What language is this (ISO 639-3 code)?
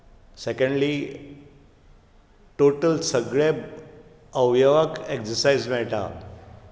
kok